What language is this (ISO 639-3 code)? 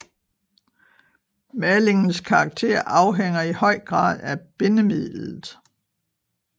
dan